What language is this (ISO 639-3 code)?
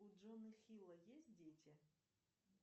rus